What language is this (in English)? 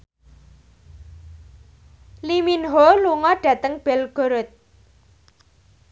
Javanese